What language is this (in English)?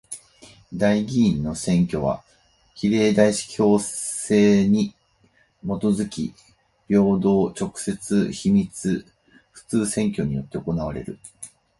Japanese